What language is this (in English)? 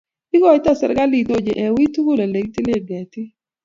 Kalenjin